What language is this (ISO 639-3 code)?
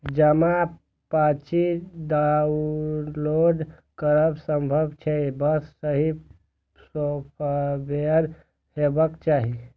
mai